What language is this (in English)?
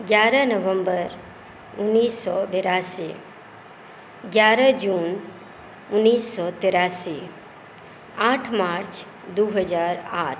Maithili